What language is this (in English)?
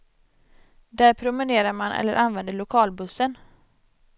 Swedish